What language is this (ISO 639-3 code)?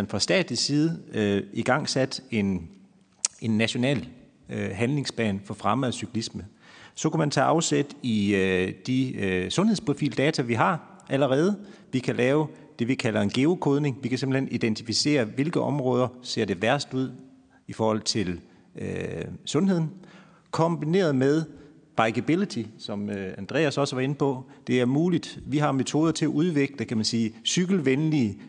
dan